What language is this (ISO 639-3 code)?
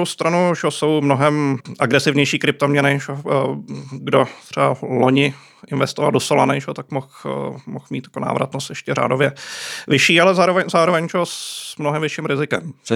ces